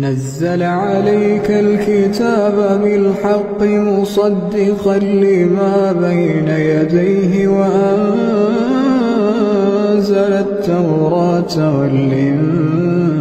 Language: Arabic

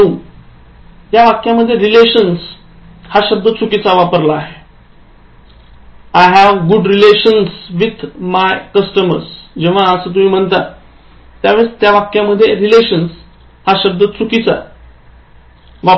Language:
Marathi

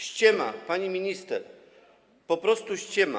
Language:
Polish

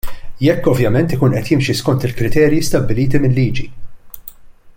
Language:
Maltese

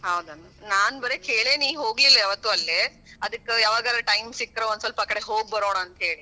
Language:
Kannada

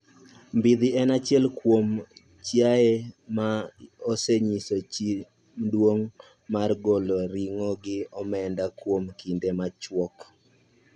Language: Luo (Kenya and Tanzania)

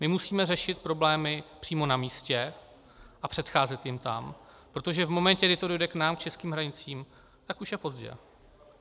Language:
Czech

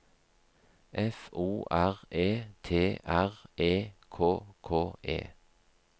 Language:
Norwegian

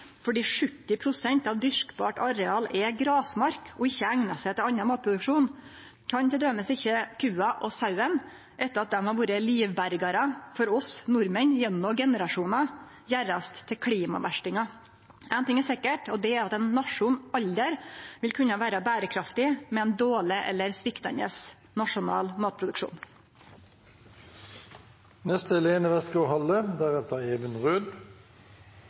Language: Norwegian Nynorsk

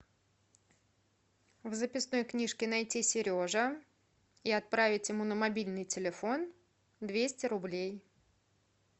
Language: Russian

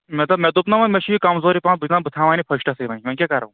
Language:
Kashmiri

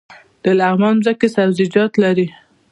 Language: Pashto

